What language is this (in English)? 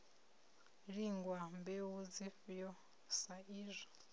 Venda